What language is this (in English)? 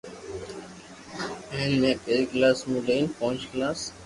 Loarki